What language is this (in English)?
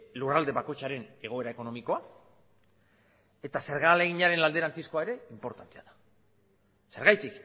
Basque